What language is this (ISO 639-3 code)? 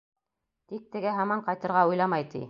bak